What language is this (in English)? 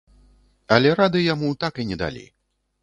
Belarusian